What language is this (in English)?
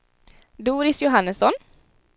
Swedish